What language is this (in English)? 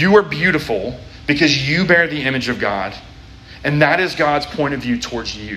English